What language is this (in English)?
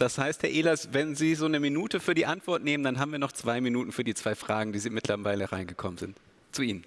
German